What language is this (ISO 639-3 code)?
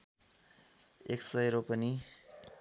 nep